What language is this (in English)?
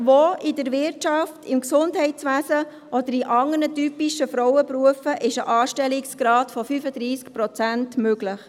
Swiss German